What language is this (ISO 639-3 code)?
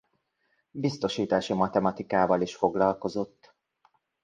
hun